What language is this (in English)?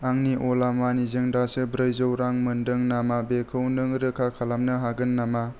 Bodo